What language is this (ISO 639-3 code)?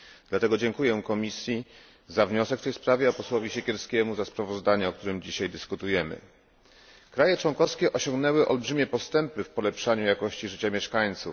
pol